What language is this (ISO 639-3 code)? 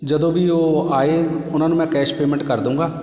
pan